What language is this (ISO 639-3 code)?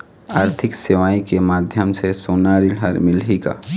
hne